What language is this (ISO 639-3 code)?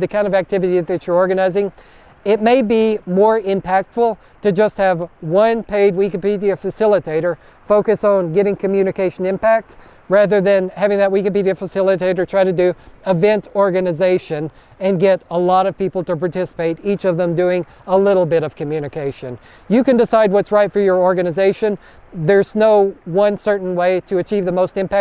eng